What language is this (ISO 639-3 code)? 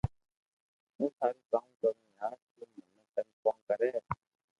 lrk